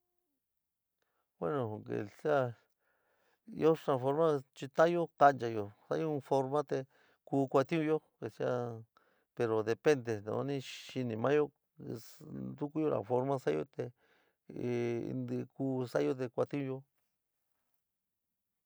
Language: San Miguel El Grande Mixtec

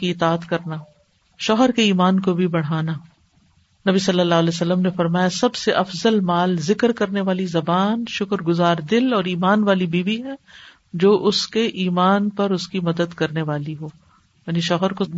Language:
Urdu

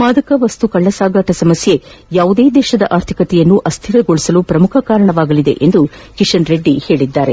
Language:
Kannada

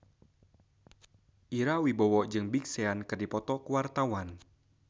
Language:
Sundanese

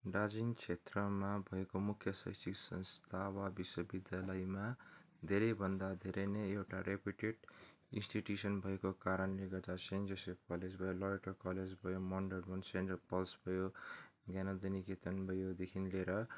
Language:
Nepali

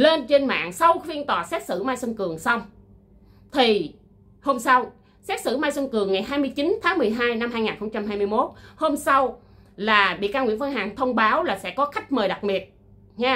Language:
Vietnamese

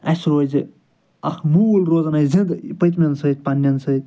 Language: Kashmiri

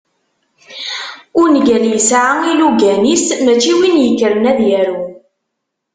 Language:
Kabyle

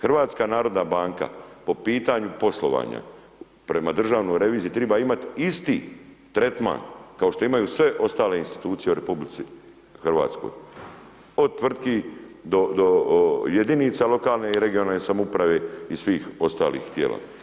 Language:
Croatian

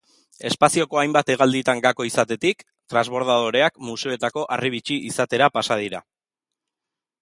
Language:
Basque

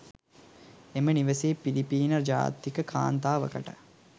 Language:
Sinhala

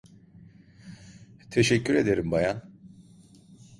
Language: Turkish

